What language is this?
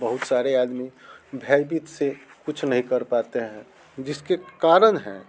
Hindi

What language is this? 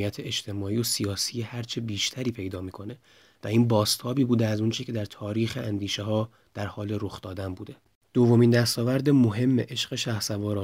Persian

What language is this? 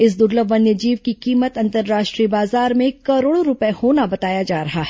Hindi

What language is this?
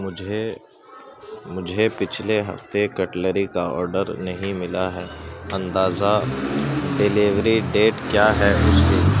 Urdu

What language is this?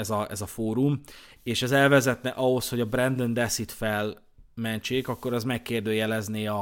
Hungarian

